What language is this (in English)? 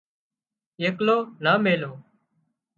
Wadiyara Koli